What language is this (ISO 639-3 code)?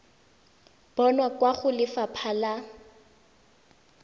tsn